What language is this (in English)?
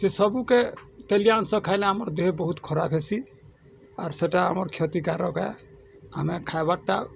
Odia